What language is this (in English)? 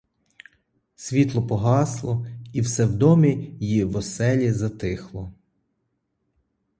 Ukrainian